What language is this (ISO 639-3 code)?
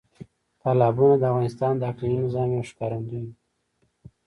pus